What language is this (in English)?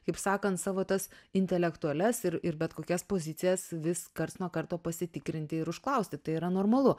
Lithuanian